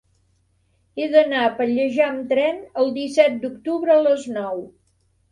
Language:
Catalan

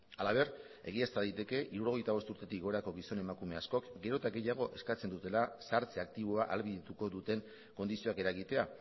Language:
Basque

